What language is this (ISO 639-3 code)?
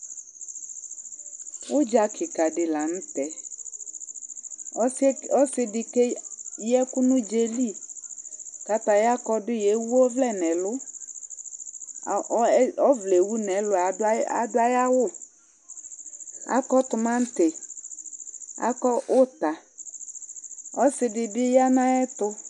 kpo